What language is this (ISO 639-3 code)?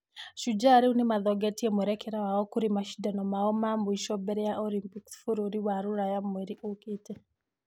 kik